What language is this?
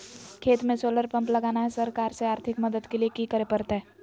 Magahi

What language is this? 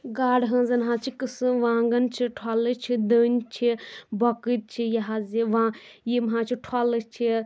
Kashmiri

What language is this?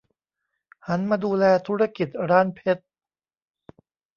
Thai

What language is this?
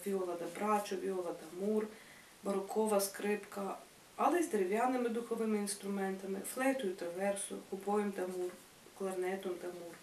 Ukrainian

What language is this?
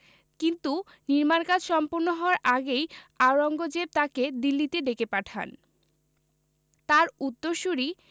Bangla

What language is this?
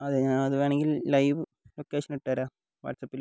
Malayalam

